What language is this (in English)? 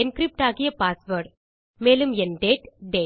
Tamil